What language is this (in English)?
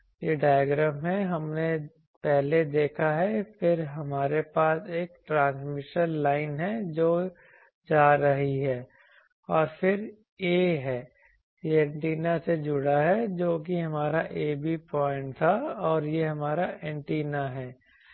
Hindi